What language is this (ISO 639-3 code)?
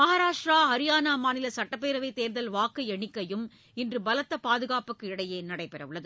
tam